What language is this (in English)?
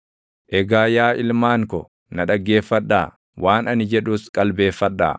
Oromo